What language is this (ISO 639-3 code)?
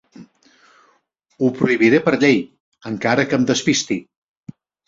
cat